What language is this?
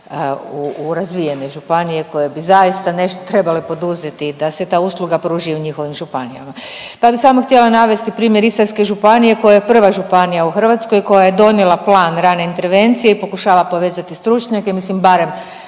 Croatian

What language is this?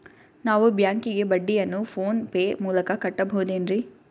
Kannada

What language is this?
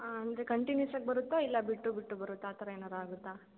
Kannada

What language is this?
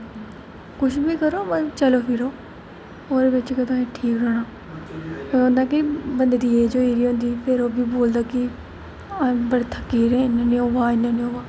Dogri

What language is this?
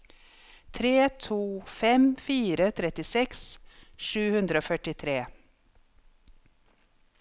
Norwegian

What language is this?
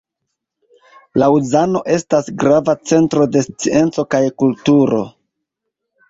Esperanto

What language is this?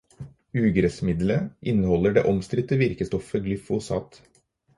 Norwegian Bokmål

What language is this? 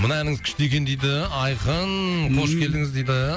Kazakh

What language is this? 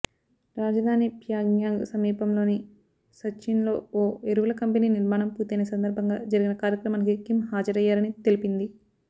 Telugu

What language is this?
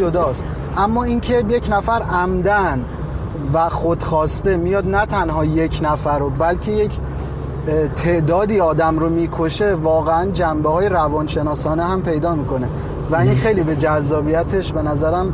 Persian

